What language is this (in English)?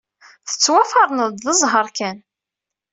Kabyle